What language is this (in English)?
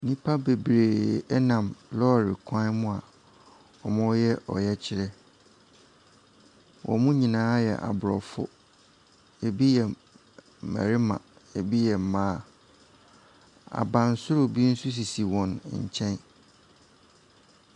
Akan